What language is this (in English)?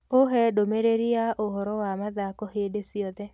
Kikuyu